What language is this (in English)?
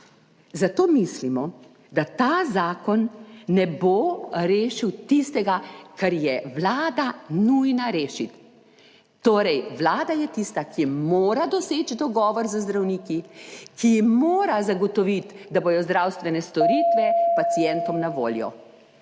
Slovenian